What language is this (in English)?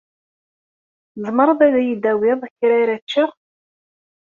Kabyle